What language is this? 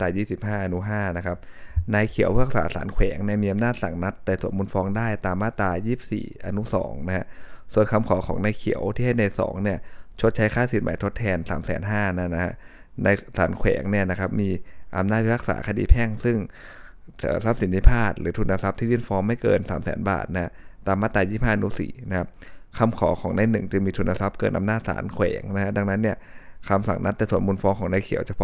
Thai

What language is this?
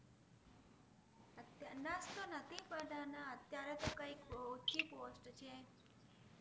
Gujarati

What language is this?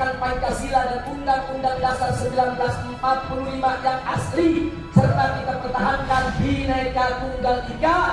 Indonesian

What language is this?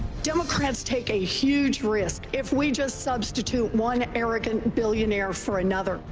English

